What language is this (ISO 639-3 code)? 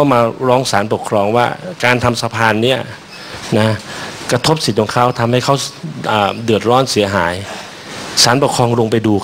tha